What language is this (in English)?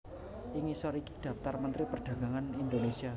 Javanese